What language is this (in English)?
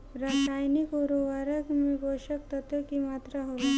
Bhojpuri